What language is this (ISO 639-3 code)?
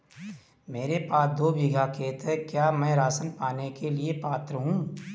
hin